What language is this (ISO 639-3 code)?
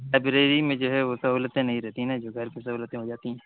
urd